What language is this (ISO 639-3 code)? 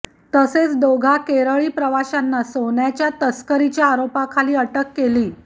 mar